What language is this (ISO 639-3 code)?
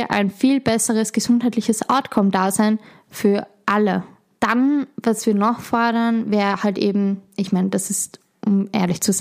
deu